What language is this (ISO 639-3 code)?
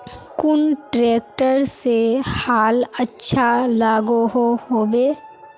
mag